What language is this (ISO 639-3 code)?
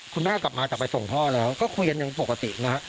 tha